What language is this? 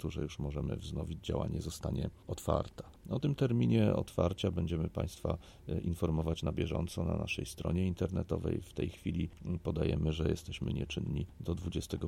Polish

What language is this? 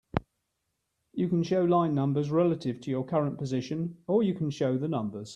English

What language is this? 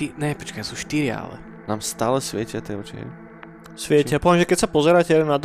Slovak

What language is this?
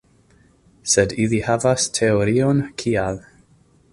Esperanto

